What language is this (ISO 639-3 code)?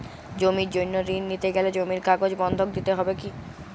ben